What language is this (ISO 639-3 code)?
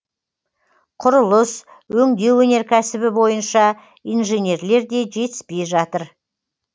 kaz